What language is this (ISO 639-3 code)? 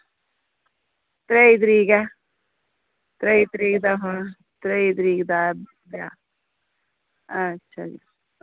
doi